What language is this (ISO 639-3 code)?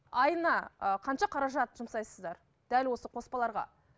kaz